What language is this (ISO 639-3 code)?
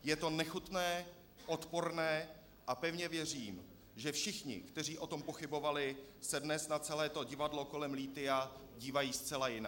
ces